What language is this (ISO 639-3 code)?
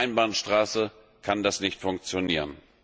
deu